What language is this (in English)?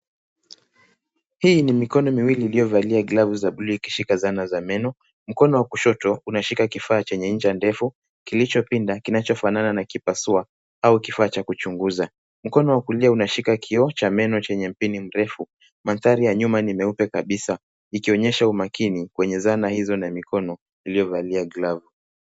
Swahili